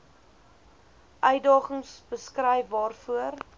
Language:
Afrikaans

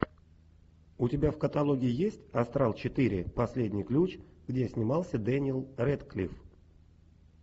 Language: Russian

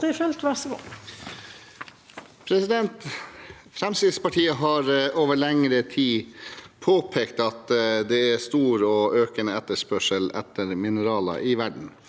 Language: Norwegian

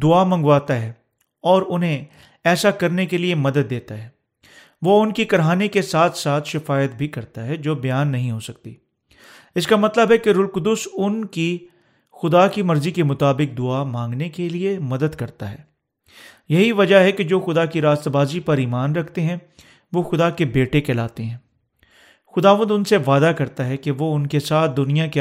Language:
Urdu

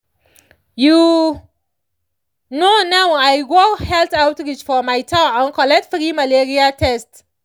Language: Nigerian Pidgin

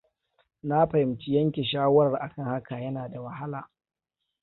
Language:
Hausa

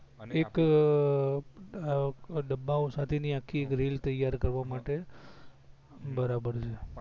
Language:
Gujarati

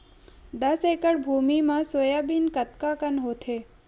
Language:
Chhattisgarhi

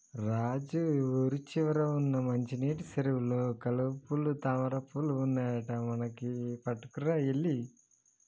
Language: Telugu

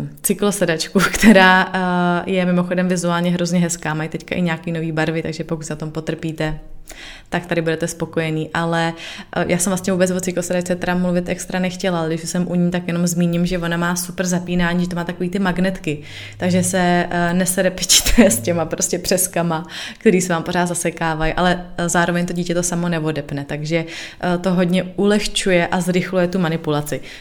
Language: Czech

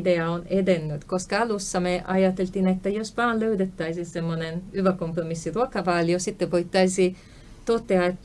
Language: Finnish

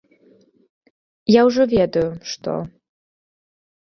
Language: Belarusian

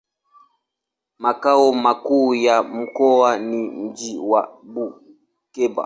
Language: Swahili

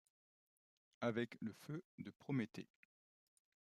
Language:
French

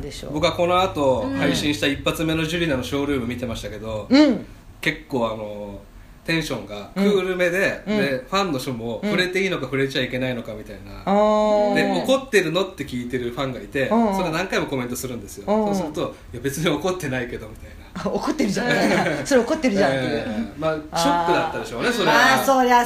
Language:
Japanese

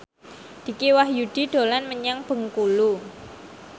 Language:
Javanese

